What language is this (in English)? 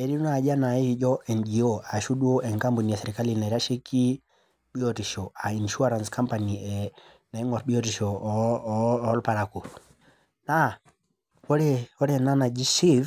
Masai